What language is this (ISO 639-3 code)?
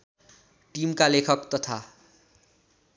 nep